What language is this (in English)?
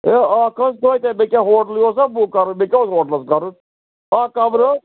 Kashmiri